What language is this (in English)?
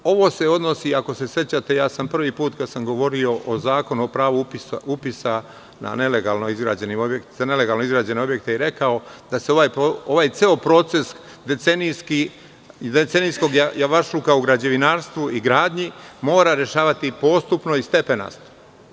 Serbian